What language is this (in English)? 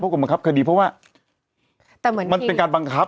Thai